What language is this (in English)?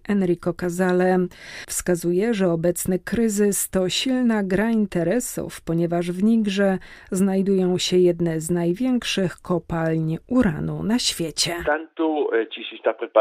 Polish